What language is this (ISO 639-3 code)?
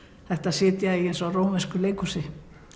isl